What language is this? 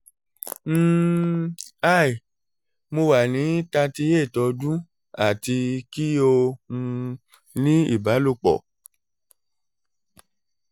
Yoruba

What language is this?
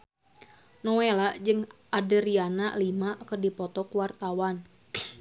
Sundanese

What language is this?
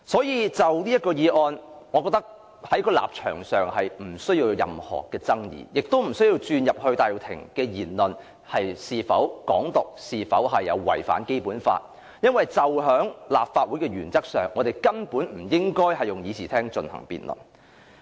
Cantonese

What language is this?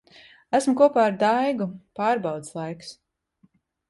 Latvian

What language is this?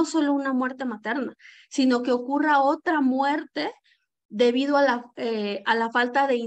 Spanish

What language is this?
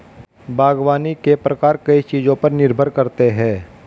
Hindi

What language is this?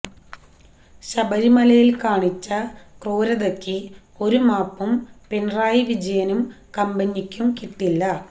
Malayalam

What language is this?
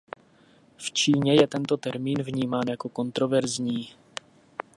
Czech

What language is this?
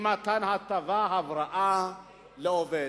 Hebrew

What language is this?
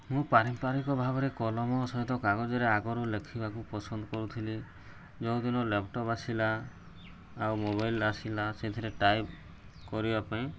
Odia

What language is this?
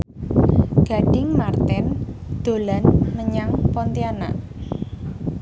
Javanese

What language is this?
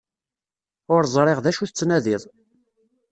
Kabyle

